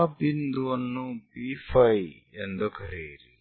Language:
Kannada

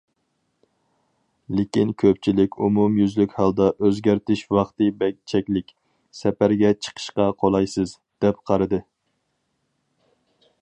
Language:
Uyghur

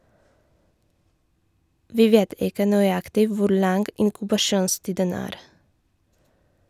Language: Norwegian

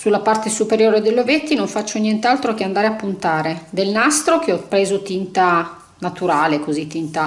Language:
Italian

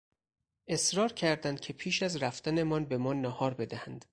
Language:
Persian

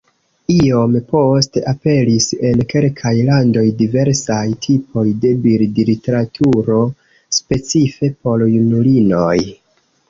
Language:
Esperanto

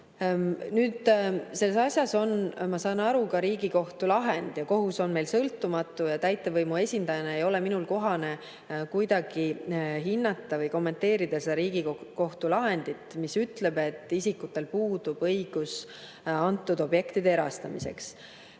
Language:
Estonian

